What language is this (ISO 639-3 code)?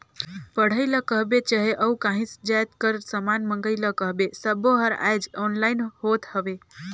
hne